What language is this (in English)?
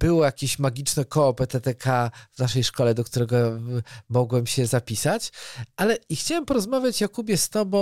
Polish